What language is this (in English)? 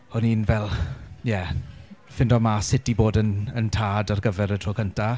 Welsh